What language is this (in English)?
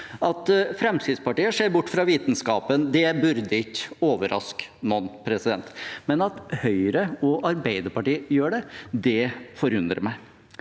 Norwegian